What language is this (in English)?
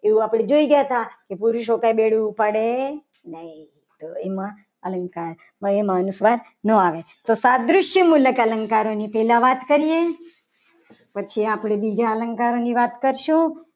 Gujarati